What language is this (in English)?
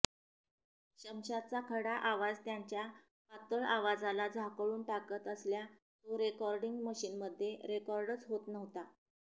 Marathi